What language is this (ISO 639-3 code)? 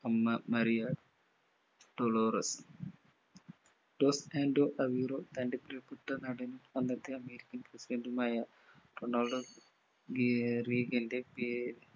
mal